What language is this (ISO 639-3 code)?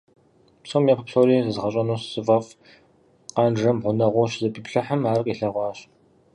kbd